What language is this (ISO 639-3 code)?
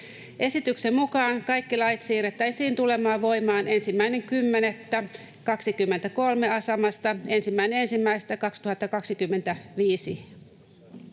fin